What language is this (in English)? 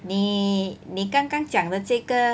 English